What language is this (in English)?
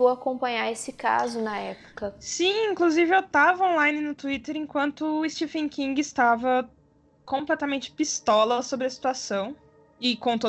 Portuguese